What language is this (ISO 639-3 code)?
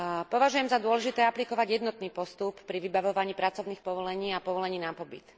slk